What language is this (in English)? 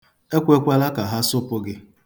Igbo